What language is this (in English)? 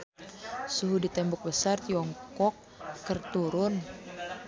Sundanese